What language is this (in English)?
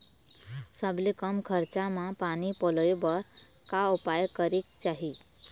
Chhattisgarhi